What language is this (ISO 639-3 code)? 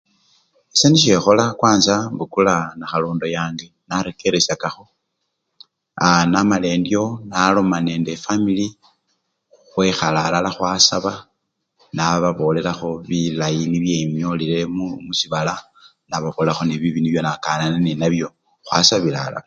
luy